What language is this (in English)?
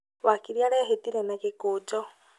Kikuyu